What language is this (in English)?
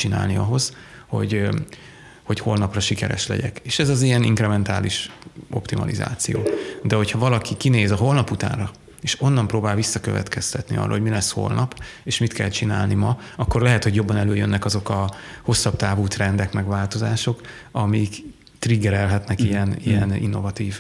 Hungarian